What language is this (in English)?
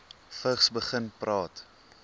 Afrikaans